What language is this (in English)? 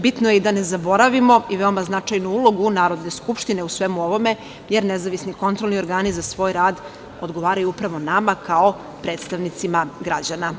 Serbian